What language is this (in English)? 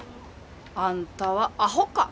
Japanese